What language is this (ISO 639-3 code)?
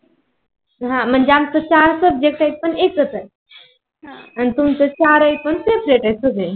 mar